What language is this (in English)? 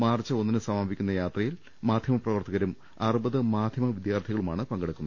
Malayalam